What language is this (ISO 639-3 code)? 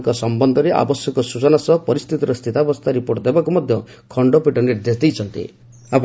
ori